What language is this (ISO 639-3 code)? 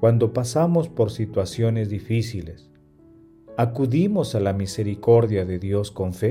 spa